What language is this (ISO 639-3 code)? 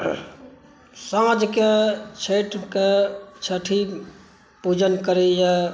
mai